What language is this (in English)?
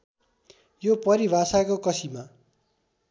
Nepali